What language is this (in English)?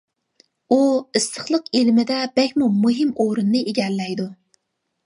Uyghur